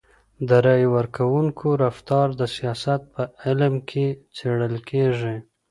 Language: Pashto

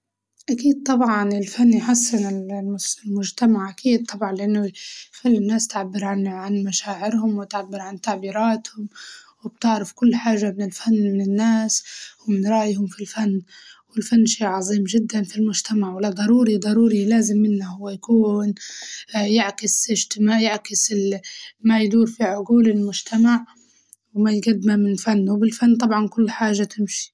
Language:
Libyan Arabic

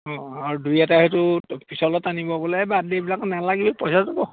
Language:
Assamese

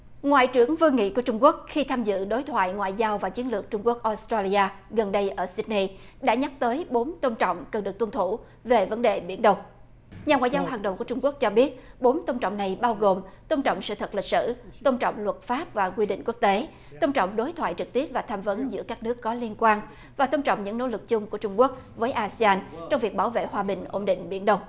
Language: Vietnamese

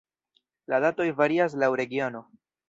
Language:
Esperanto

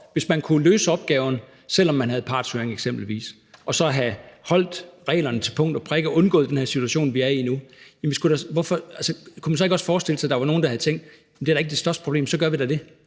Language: Danish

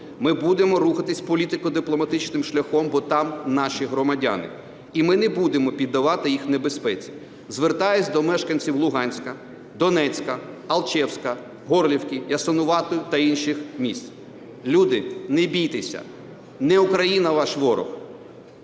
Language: Ukrainian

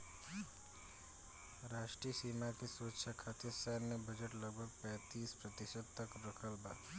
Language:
Bhojpuri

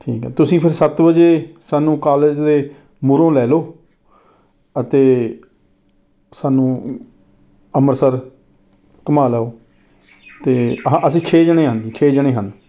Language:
Punjabi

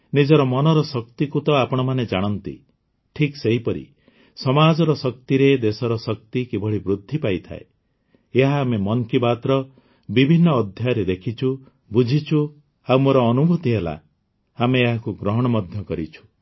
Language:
Odia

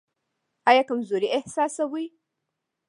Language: Pashto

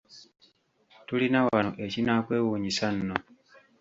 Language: Ganda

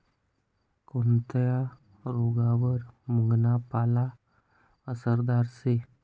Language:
Marathi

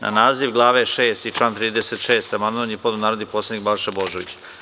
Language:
Serbian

